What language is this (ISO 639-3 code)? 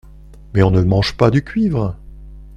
fra